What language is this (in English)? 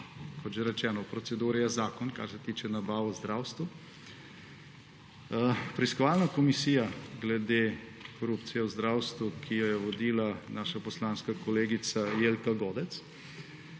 Slovenian